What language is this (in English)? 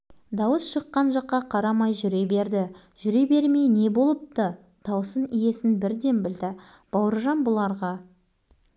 Kazakh